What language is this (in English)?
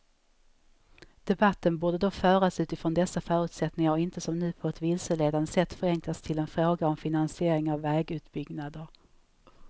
Swedish